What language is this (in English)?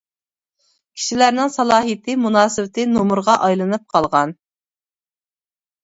Uyghur